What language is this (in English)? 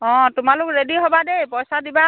Assamese